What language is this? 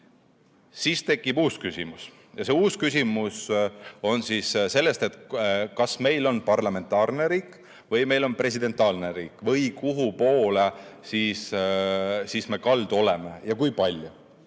Estonian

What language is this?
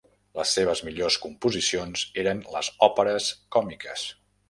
Catalan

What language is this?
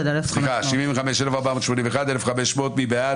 Hebrew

